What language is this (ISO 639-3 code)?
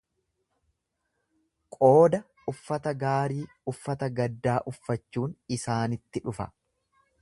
orm